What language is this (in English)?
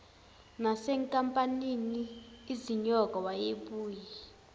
Zulu